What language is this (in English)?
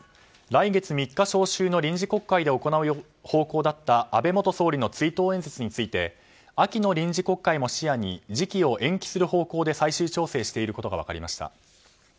Japanese